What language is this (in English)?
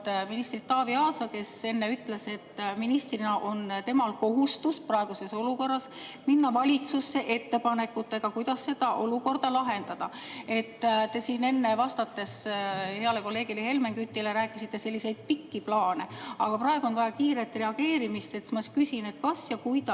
Estonian